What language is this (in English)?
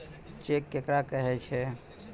Maithili